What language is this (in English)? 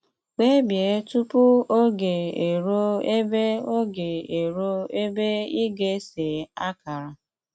Igbo